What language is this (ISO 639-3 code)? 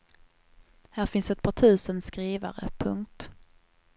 swe